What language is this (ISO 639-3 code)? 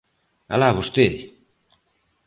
glg